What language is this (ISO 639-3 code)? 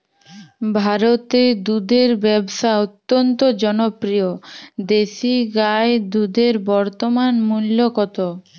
ben